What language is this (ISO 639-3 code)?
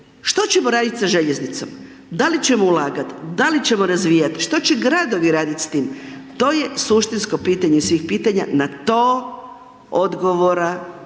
hrv